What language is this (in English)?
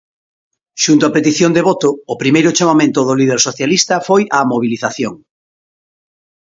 Galician